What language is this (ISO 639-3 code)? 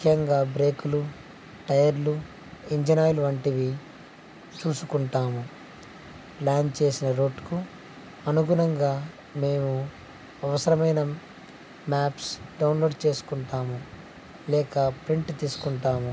tel